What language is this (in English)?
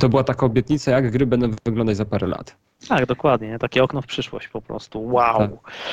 Polish